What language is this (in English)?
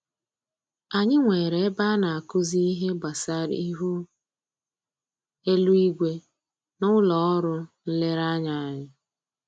Igbo